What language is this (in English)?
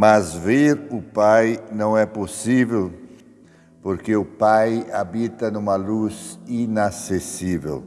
Portuguese